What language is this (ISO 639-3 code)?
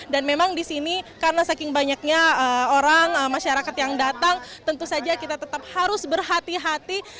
ind